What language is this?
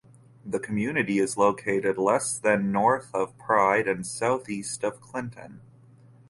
English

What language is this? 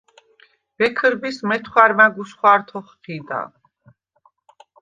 Svan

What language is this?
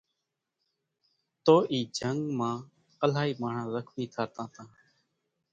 Kachi Koli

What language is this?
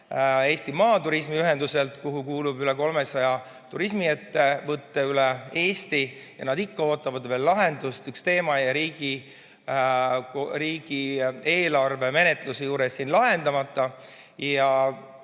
Estonian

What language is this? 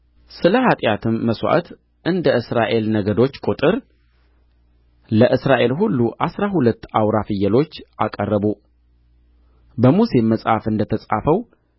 Amharic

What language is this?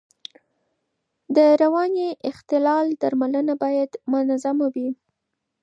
Pashto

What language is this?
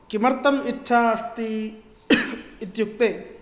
Sanskrit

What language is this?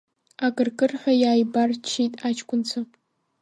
Abkhazian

